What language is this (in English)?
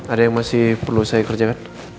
Indonesian